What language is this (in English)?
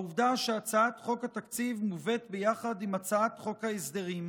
Hebrew